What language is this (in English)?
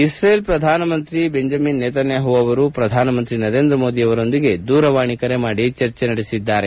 Kannada